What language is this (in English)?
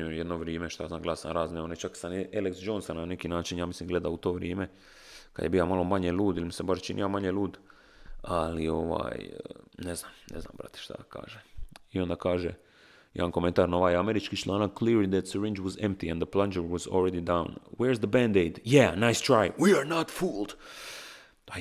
Croatian